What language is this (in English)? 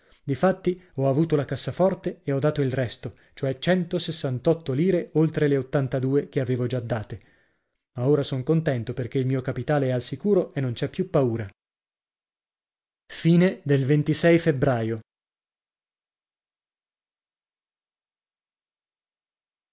Italian